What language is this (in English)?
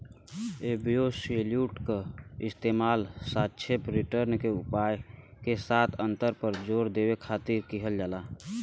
Bhojpuri